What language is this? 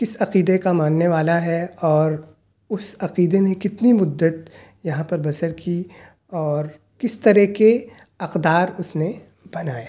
Urdu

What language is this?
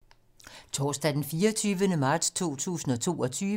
Danish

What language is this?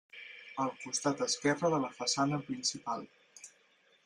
Catalan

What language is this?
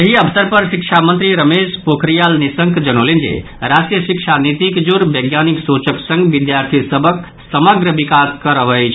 Maithili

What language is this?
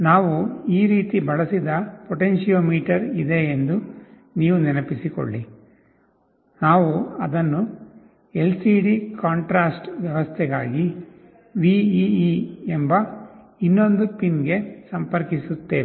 Kannada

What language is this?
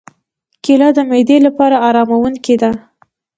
Pashto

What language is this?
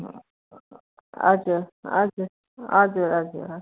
Nepali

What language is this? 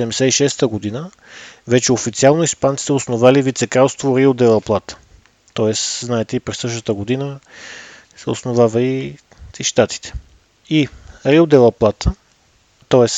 Bulgarian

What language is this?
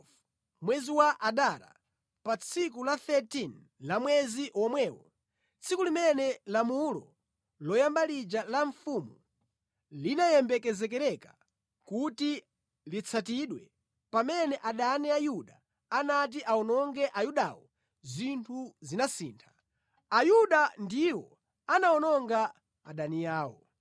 Nyanja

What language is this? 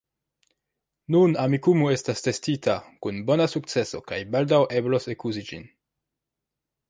Esperanto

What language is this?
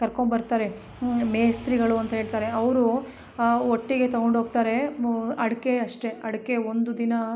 Kannada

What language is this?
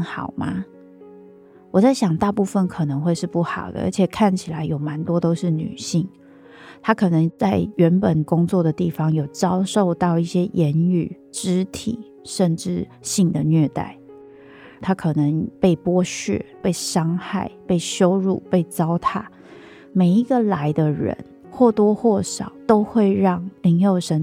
Chinese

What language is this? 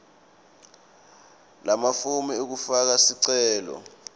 Swati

